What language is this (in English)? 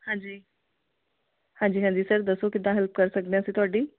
Punjabi